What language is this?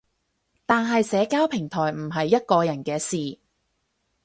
Cantonese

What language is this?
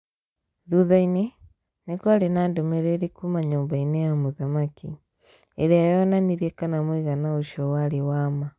Kikuyu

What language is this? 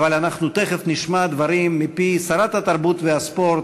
Hebrew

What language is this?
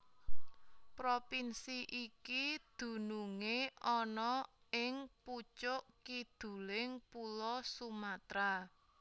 Javanese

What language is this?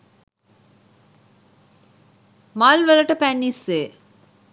Sinhala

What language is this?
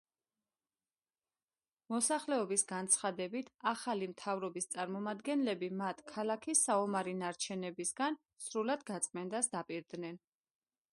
Georgian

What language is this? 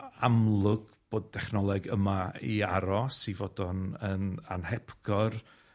Welsh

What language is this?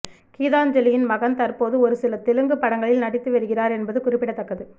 Tamil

